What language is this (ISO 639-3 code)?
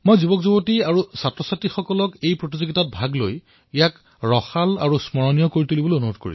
asm